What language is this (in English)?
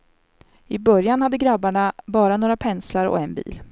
Swedish